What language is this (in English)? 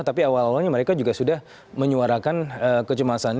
Indonesian